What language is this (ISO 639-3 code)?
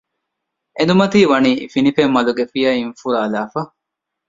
div